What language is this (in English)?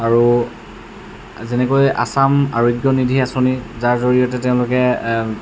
Assamese